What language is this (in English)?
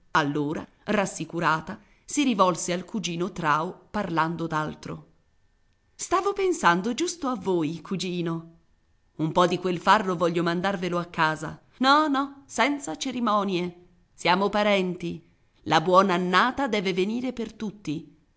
Italian